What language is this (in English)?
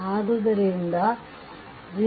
Kannada